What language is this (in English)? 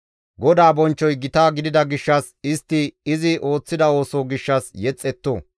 Gamo